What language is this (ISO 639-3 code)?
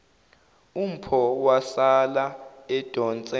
zul